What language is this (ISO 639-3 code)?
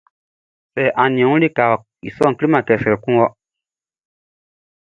bci